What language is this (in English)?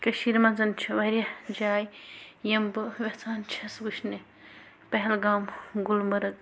Kashmiri